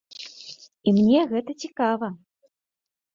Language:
Belarusian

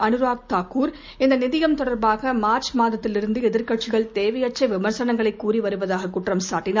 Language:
Tamil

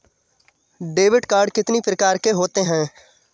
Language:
Hindi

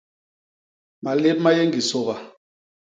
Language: Basaa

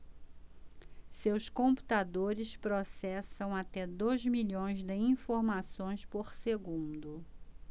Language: Portuguese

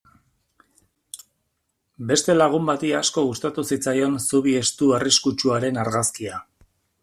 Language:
Basque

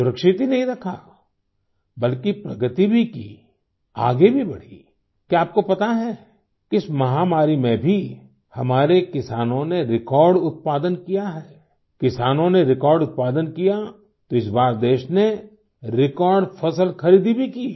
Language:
Hindi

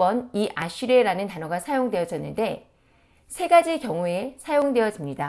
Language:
Korean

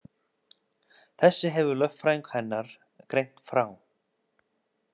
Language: Icelandic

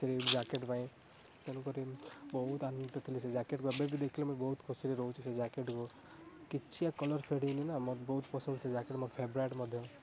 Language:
Odia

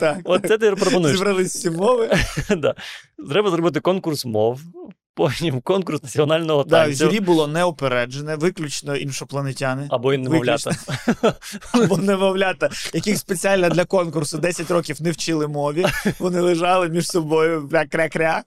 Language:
Ukrainian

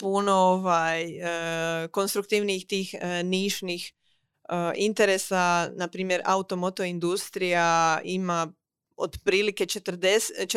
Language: Croatian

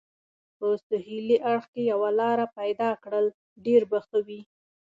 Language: Pashto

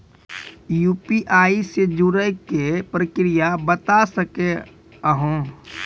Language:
Maithili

